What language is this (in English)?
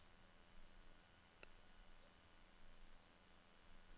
Norwegian